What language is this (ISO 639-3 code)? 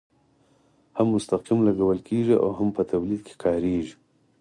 pus